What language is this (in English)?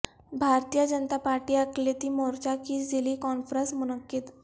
Urdu